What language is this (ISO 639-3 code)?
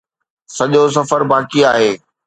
snd